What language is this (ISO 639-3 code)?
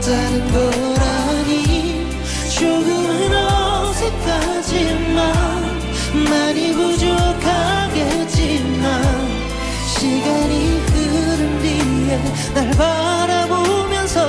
kor